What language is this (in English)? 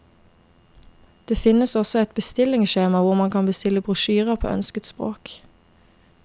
Norwegian